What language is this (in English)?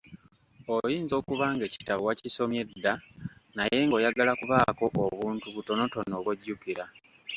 Ganda